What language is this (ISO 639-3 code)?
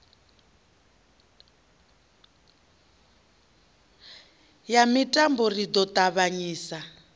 ven